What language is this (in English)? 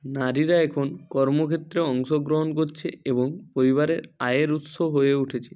Bangla